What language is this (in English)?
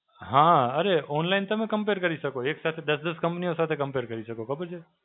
Gujarati